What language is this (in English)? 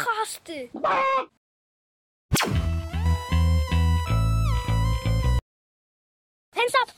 Dutch